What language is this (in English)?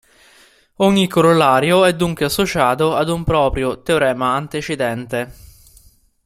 Italian